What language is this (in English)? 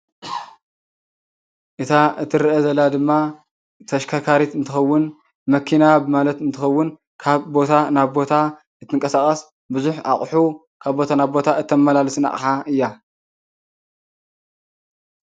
Tigrinya